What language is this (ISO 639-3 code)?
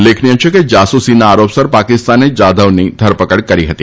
guj